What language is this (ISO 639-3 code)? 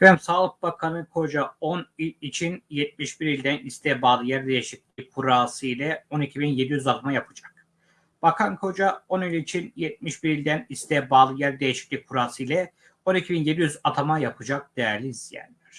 tur